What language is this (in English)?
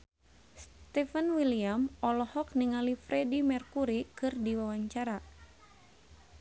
Sundanese